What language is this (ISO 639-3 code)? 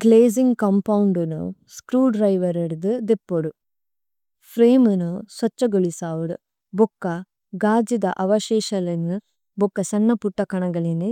tcy